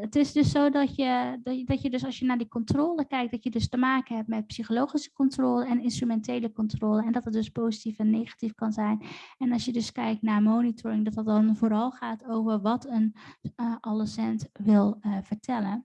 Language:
Dutch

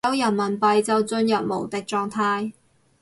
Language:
Cantonese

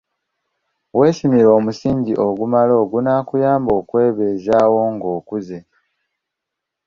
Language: Ganda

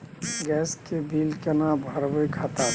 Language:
Maithili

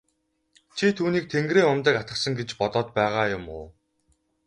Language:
Mongolian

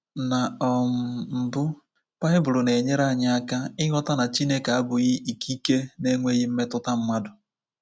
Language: Igbo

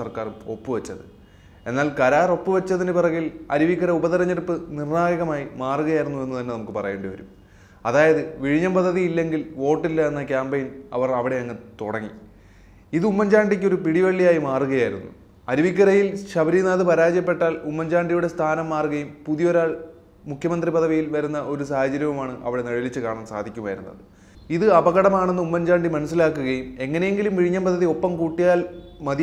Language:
Malayalam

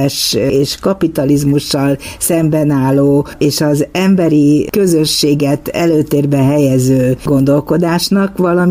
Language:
Hungarian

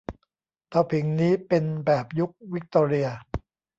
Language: Thai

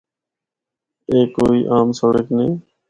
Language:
Northern Hindko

